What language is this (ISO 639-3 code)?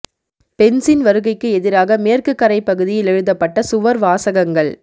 tam